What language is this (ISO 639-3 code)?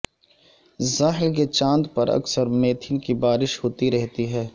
urd